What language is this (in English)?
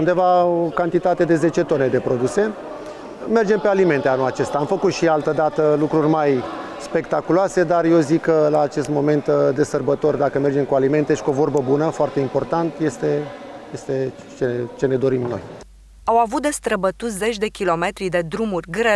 Romanian